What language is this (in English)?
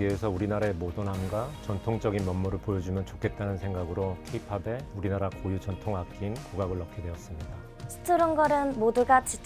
Korean